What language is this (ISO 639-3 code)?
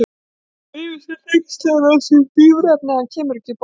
isl